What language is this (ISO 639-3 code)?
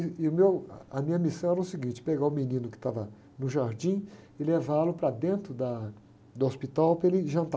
por